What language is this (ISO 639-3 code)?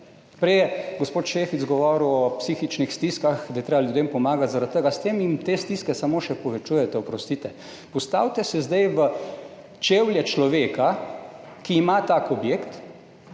slv